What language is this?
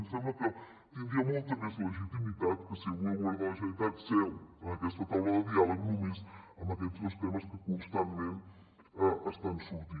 Catalan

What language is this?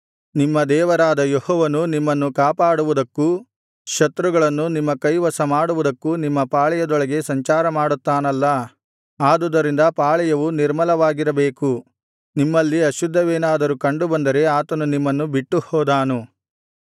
Kannada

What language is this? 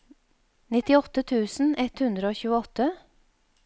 Norwegian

